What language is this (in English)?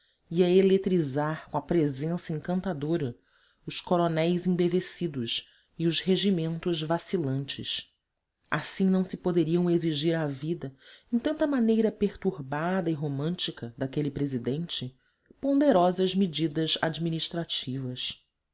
Portuguese